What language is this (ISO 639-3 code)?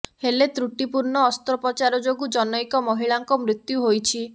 ori